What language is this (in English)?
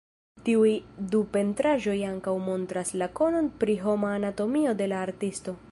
Esperanto